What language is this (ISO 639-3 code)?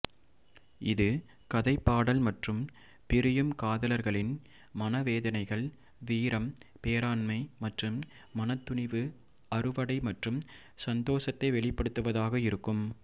tam